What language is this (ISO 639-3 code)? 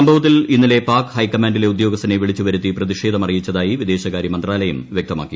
mal